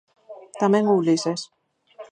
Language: Galician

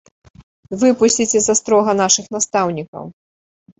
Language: Belarusian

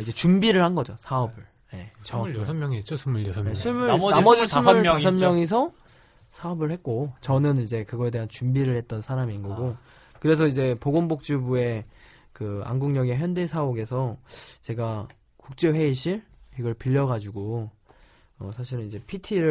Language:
Korean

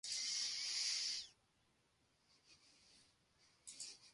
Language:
Basque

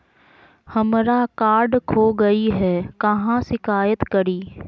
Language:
Magahi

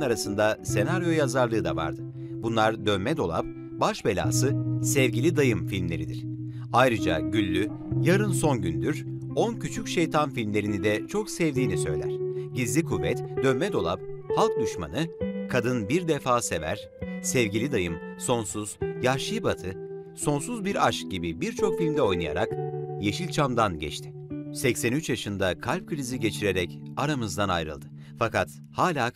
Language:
Turkish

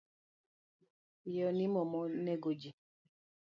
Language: Luo (Kenya and Tanzania)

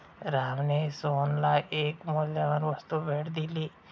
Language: Marathi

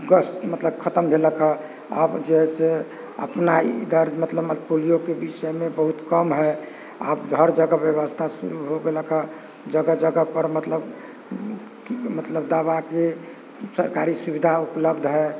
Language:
Maithili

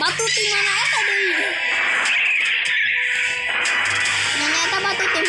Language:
Indonesian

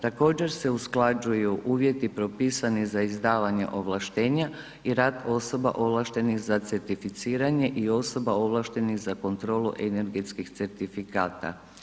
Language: Croatian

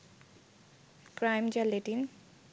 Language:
Bangla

